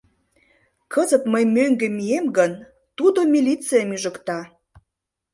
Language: Mari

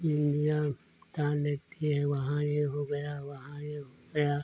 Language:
Hindi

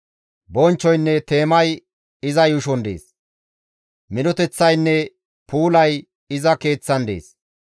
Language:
Gamo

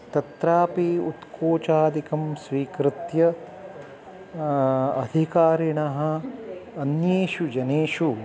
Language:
Sanskrit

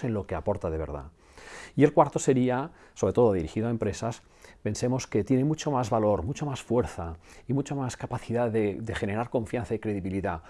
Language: Spanish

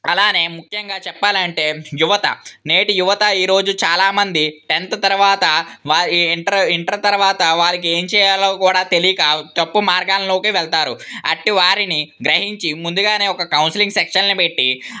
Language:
Telugu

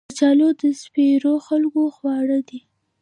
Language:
Pashto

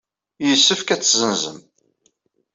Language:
Kabyle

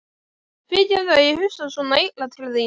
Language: Icelandic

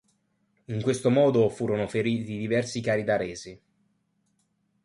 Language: Italian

